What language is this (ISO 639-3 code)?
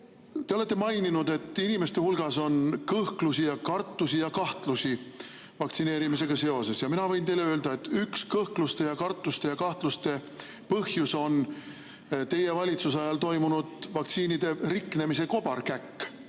est